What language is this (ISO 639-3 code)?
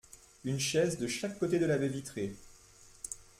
fra